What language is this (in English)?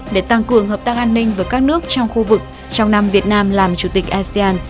Vietnamese